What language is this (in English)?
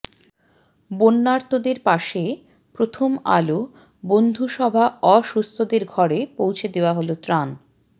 Bangla